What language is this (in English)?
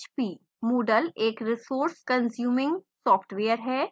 Hindi